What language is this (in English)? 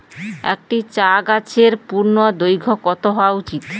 Bangla